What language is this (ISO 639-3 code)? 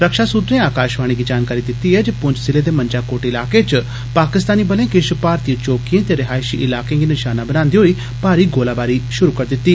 doi